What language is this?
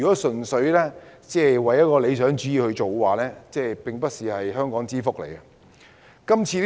Cantonese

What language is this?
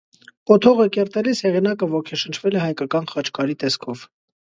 Armenian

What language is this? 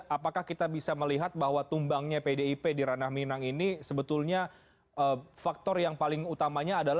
Indonesian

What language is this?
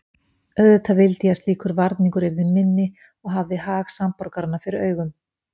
Icelandic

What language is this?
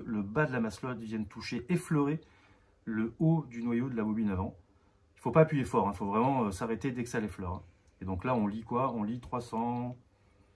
French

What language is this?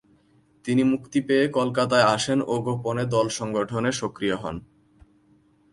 Bangla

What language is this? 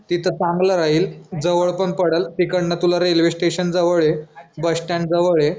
Marathi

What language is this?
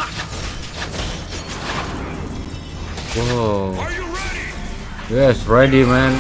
Indonesian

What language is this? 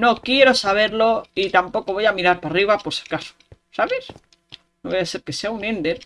Spanish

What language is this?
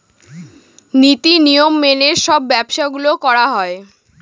Bangla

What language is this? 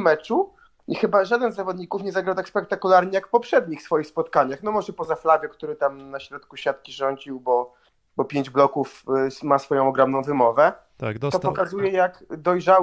Polish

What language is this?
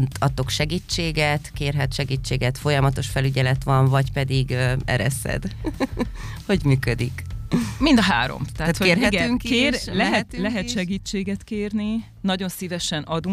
Hungarian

